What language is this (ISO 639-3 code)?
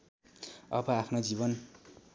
nep